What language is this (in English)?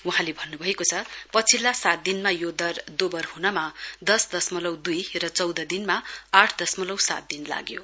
Nepali